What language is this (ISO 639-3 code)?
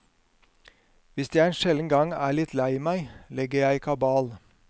nor